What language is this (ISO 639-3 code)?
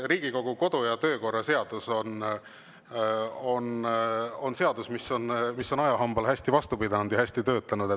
est